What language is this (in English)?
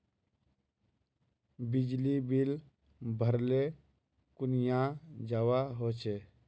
Magahi